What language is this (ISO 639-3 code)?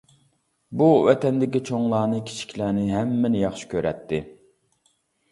uig